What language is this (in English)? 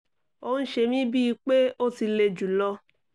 Yoruba